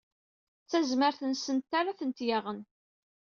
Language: Kabyle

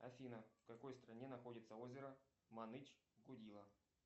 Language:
Russian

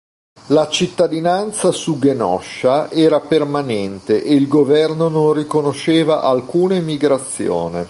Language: Italian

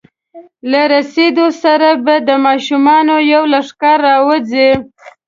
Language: Pashto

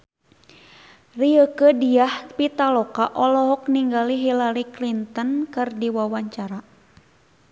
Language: Sundanese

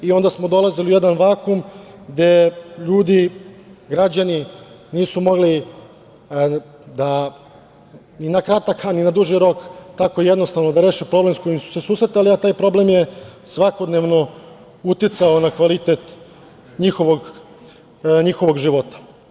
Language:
Serbian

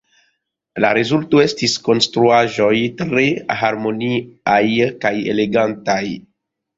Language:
Esperanto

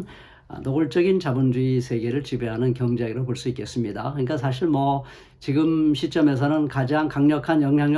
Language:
Korean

